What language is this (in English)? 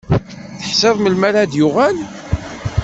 Kabyle